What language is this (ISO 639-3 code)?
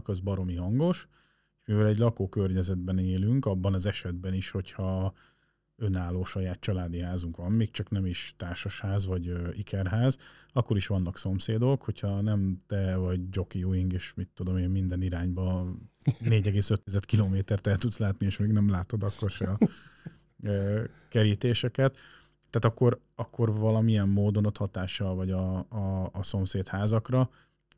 hun